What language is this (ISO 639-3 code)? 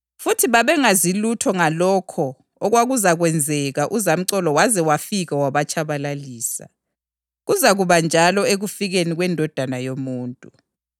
nde